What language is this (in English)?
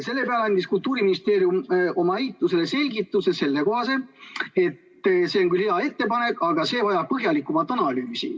Estonian